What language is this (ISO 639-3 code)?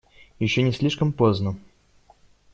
rus